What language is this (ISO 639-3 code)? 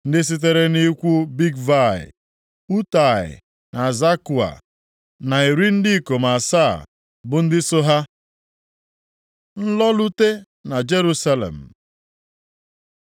ibo